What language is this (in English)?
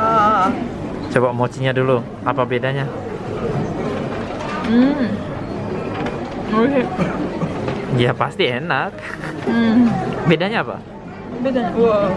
Indonesian